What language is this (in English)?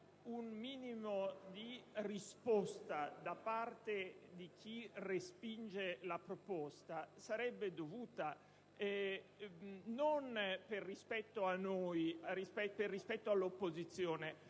Italian